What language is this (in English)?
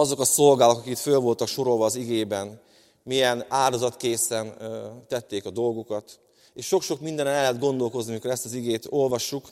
Hungarian